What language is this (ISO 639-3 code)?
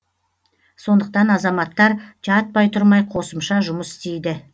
kaz